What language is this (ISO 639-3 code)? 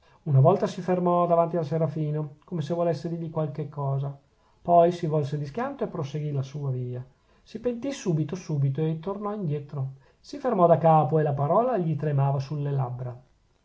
ita